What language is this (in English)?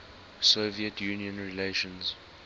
English